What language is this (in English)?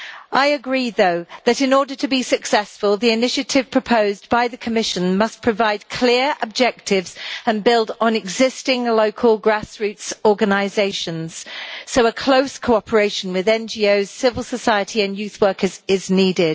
English